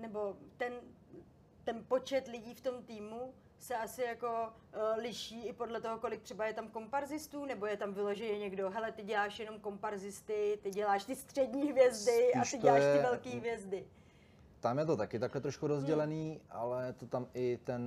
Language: Czech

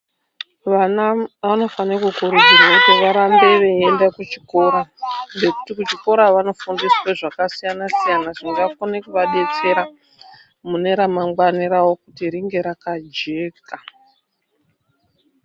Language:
Ndau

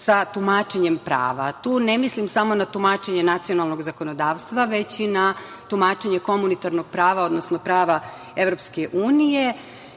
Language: Serbian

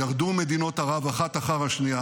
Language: Hebrew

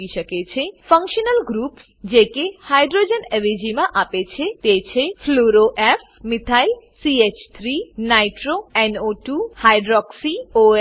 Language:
Gujarati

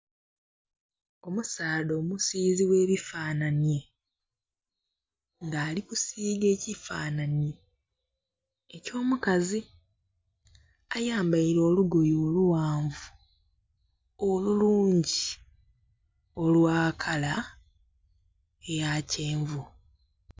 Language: Soga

